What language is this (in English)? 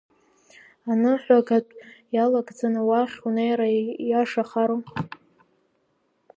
Abkhazian